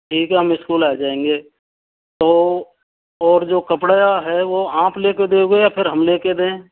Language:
Hindi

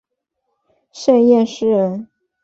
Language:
Chinese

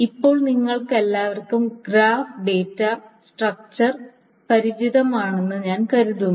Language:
Malayalam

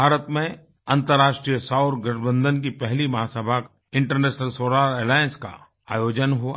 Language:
Hindi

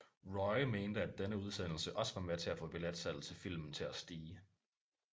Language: Danish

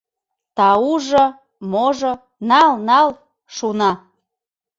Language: Mari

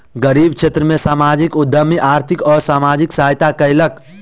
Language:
Maithili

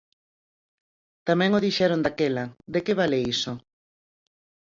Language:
Galician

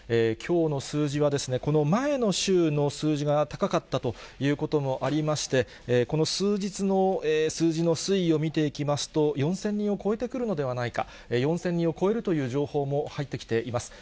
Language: Japanese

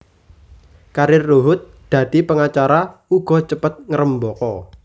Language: Javanese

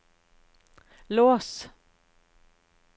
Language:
Norwegian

